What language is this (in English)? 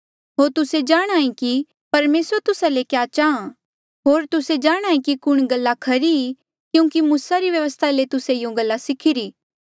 Mandeali